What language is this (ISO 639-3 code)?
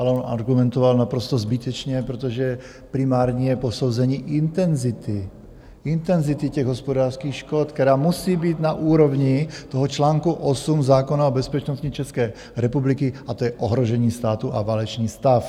ces